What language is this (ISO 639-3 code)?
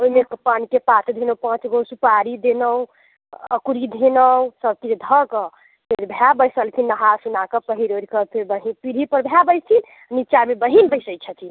mai